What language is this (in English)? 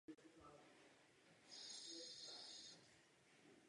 Czech